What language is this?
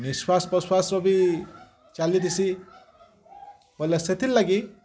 Odia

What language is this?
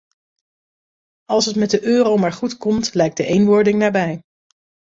Dutch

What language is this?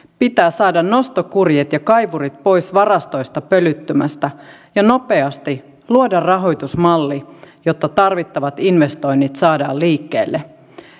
Finnish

